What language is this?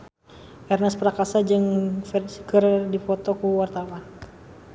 Sundanese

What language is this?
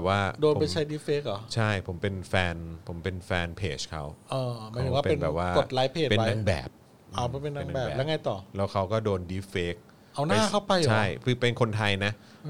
Thai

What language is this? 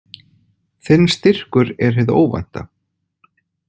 Icelandic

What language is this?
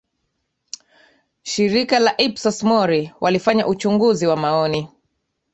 Swahili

